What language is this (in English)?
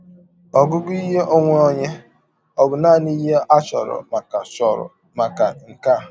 Igbo